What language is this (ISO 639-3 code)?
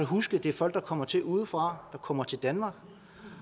dan